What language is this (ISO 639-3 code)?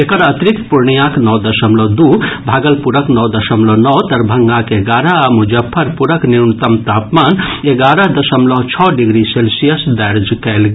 mai